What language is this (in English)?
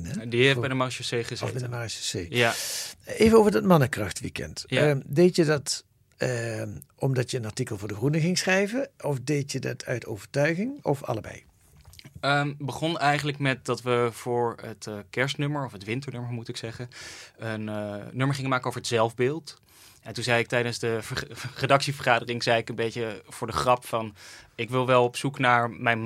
Dutch